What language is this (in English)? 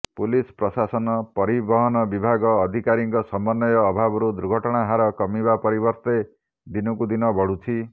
Odia